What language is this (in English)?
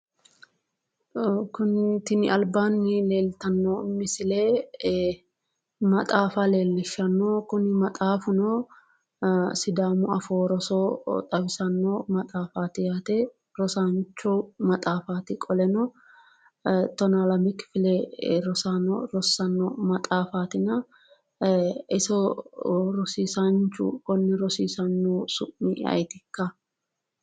Sidamo